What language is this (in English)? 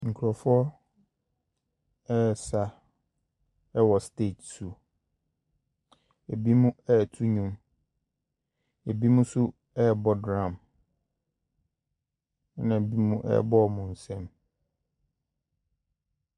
Akan